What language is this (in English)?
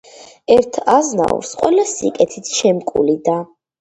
Georgian